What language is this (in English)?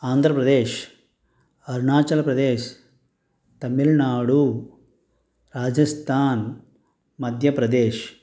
Telugu